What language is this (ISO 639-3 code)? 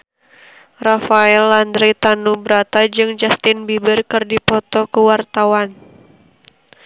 sun